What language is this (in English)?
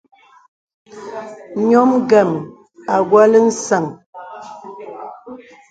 Bebele